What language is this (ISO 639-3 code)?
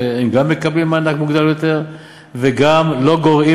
heb